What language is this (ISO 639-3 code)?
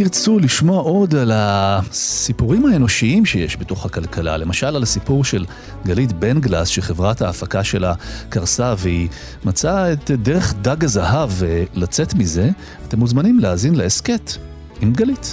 heb